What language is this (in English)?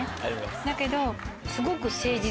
Japanese